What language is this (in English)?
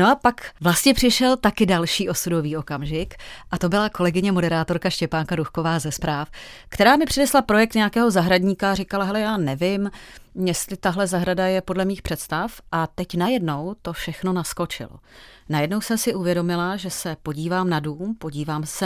Czech